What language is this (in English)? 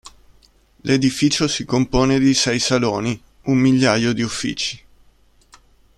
Italian